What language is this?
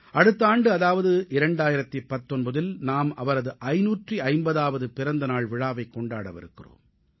Tamil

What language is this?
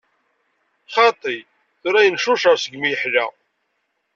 Kabyle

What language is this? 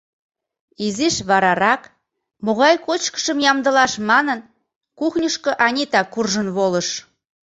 Mari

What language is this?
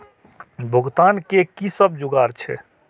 Maithili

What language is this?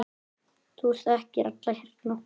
Icelandic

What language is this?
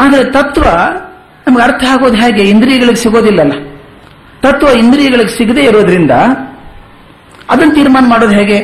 Kannada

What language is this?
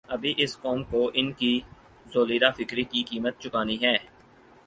Urdu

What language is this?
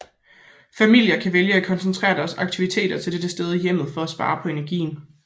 Danish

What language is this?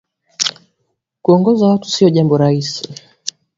Swahili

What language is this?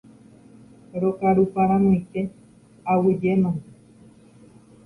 Guarani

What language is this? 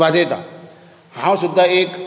Konkani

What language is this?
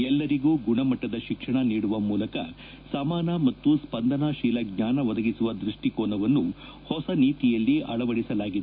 Kannada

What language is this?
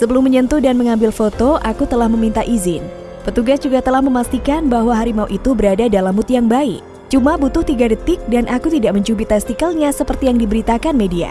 Indonesian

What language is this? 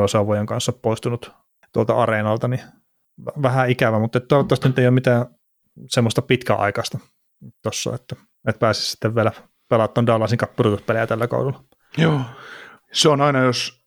Finnish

